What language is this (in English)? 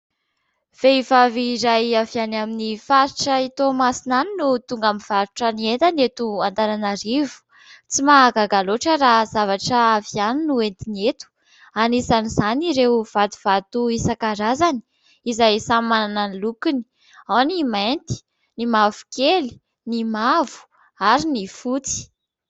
Malagasy